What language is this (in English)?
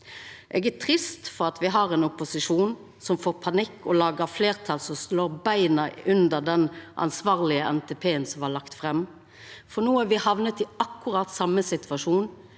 Norwegian